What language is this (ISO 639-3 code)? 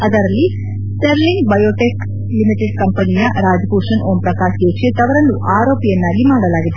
kan